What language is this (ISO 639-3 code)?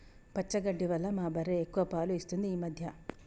tel